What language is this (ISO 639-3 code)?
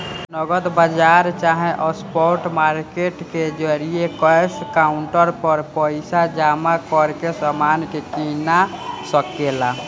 bho